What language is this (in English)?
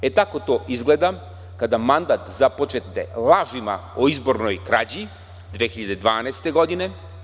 Serbian